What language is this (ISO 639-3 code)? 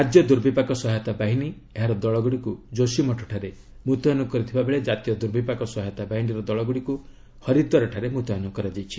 ori